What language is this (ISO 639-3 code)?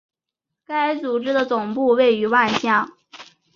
zho